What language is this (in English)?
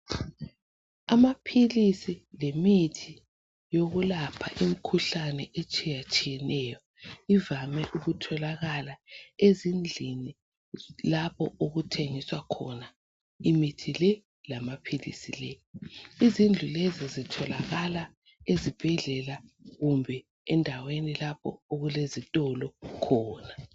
North Ndebele